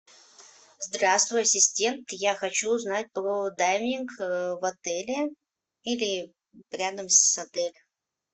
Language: Russian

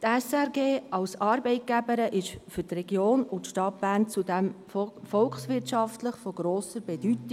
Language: Swiss German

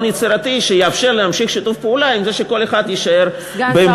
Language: Hebrew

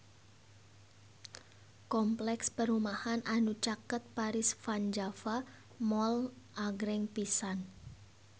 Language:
Sundanese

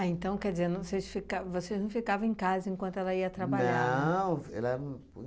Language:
Portuguese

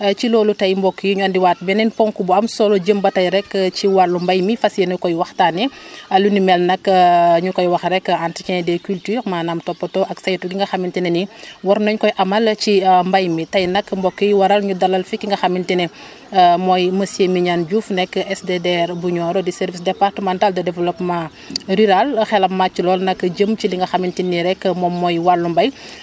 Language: Wolof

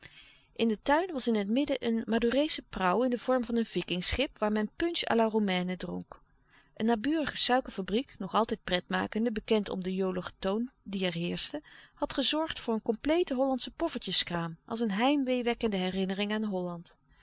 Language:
Dutch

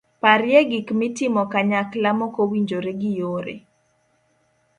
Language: Luo (Kenya and Tanzania)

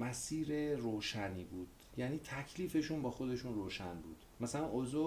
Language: Persian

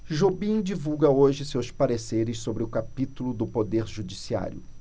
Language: Portuguese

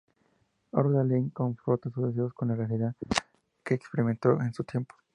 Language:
Spanish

